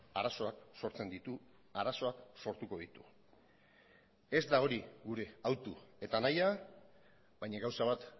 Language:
Basque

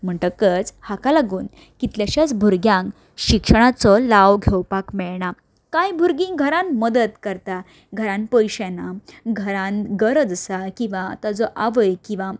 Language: Konkani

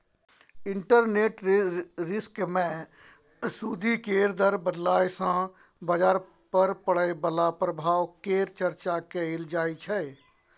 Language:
Maithili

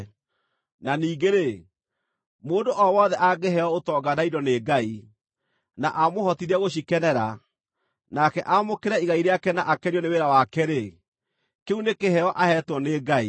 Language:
Kikuyu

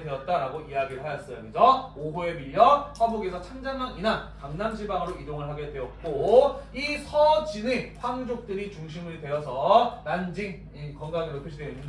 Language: Korean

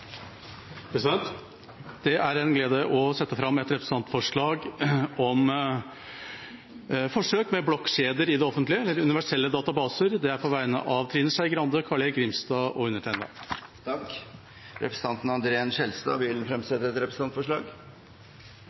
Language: Norwegian Bokmål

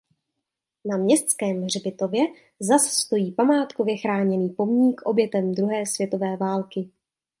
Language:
Czech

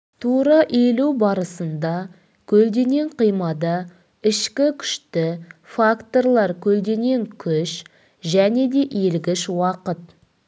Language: Kazakh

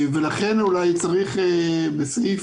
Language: Hebrew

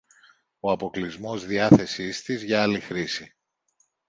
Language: Greek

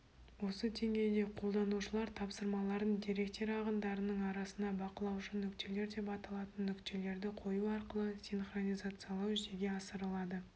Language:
Kazakh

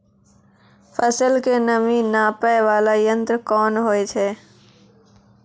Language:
Maithili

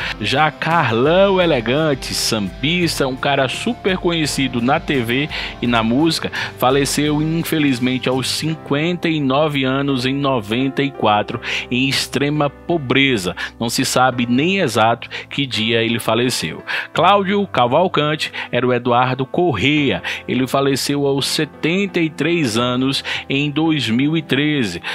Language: Portuguese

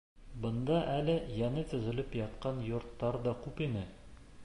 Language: Bashkir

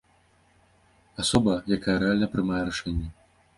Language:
Belarusian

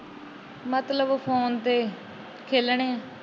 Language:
Punjabi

